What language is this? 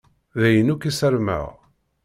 Kabyle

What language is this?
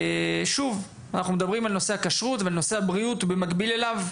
Hebrew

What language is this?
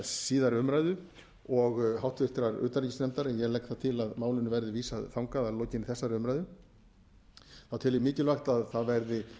Icelandic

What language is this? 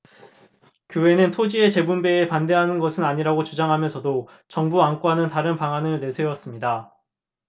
Korean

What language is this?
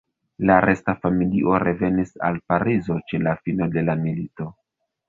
Esperanto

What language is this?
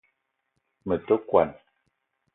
Eton (Cameroon)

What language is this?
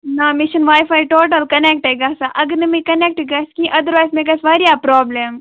Kashmiri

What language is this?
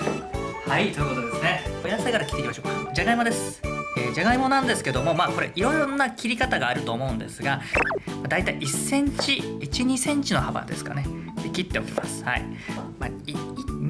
Japanese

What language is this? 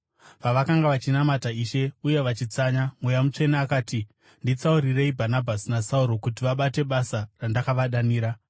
Shona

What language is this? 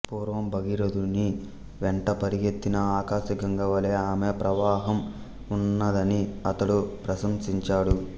Telugu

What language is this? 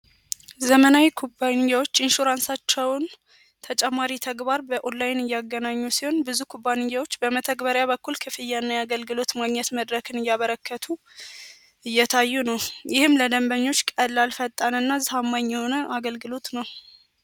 Amharic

